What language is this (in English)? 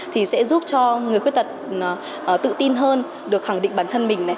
Vietnamese